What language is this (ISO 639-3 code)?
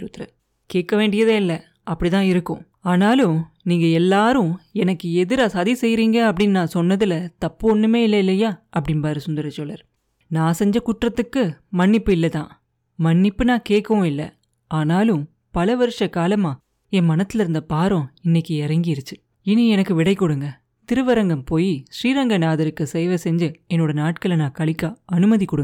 tam